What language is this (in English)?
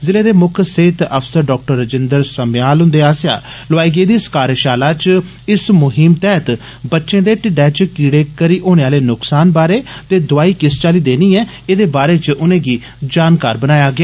Dogri